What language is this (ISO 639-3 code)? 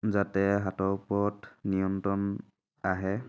asm